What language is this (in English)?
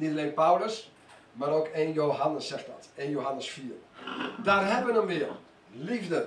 Dutch